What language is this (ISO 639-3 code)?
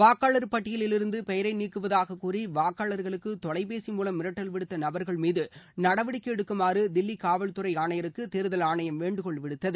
tam